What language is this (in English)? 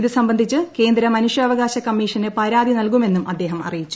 Malayalam